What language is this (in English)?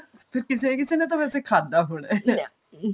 Punjabi